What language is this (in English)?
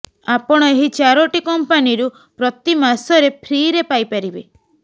Odia